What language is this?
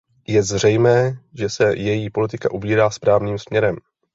Czech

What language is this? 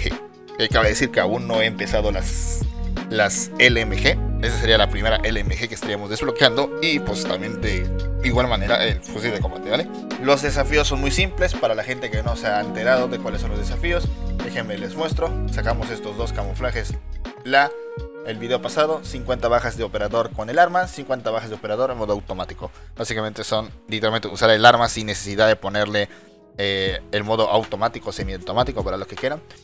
Spanish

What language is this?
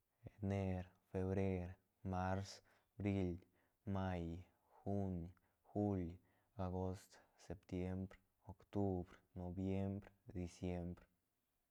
Santa Catarina Albarradas Zapotec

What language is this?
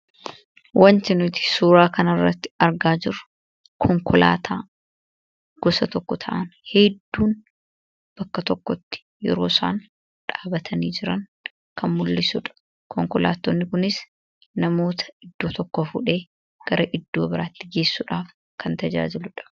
Oromo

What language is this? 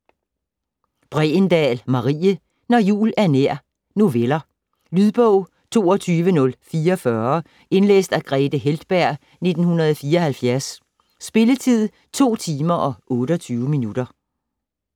Danish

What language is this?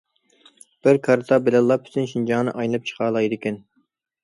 Uyghur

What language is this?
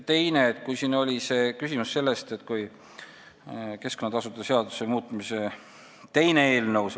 Estonian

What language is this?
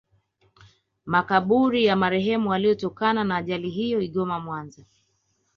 Swahili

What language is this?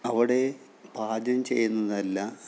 Malayalam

